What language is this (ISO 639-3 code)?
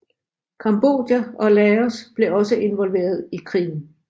dan